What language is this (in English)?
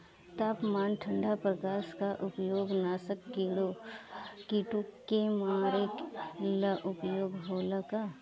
Bhojpuri